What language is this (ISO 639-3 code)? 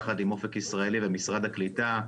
heb